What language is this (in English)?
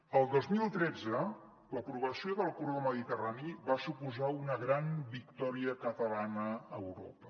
Catalan